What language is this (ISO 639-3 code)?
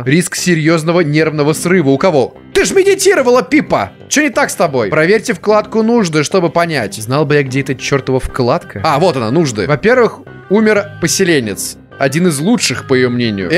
rus